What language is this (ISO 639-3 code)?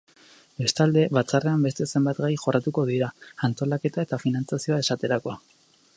eus